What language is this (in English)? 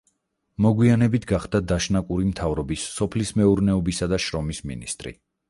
Georgian